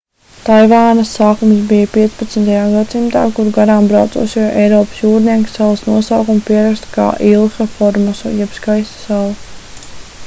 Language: Latvian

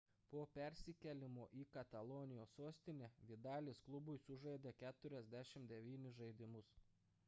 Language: Lithuanian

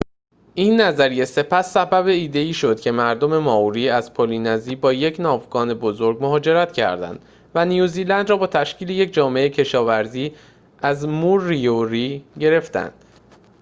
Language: Persian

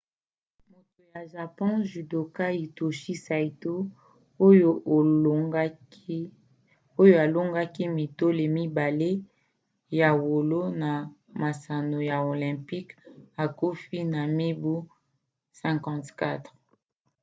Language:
Lingala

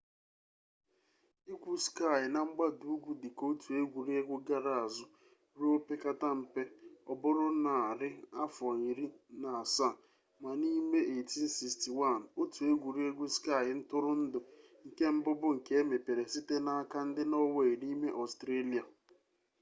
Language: Igbo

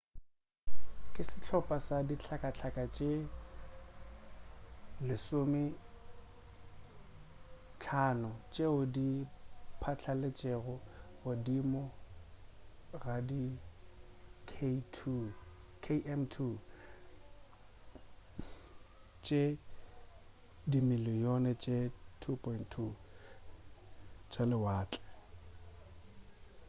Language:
Northern Sotho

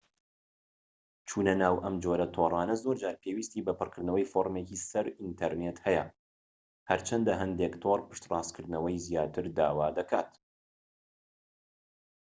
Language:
Central Kurdish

